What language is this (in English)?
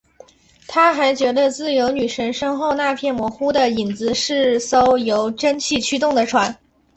Chinese